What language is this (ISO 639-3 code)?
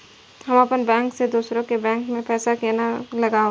mai